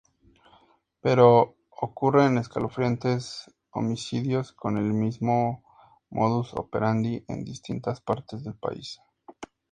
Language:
Spanish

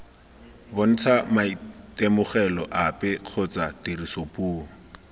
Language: Tswana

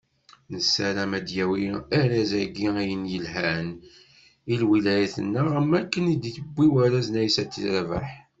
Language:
Kabyle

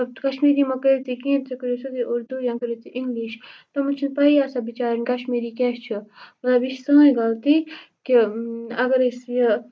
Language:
Kashmiri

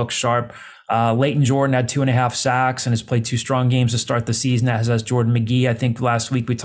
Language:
English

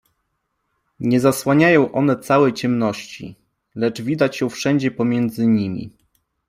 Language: Polish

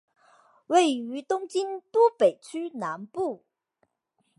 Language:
Chinese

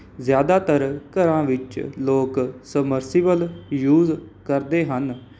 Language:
Punjabi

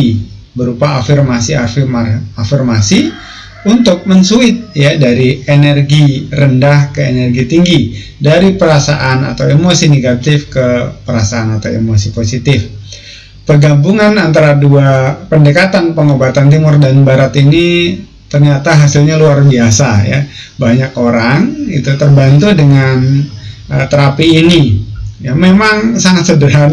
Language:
Indonesian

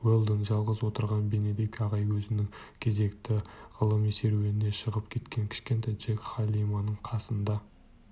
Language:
Kazakh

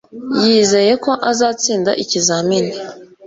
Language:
Kinyarwanda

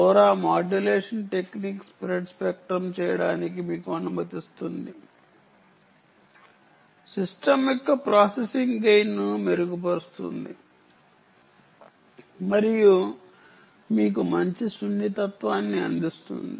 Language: Telugu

